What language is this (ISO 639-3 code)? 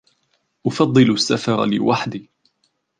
ara